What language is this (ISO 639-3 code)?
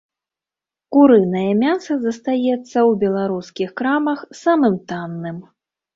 bel